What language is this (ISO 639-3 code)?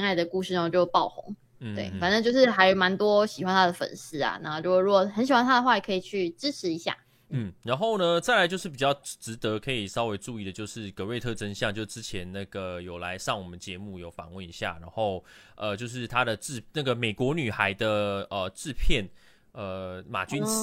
zho